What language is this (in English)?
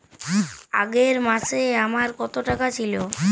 Bangla